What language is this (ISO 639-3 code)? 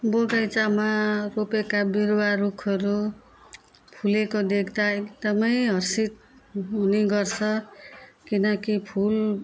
nep